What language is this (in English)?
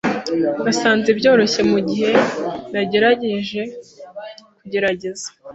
Kinyarwanda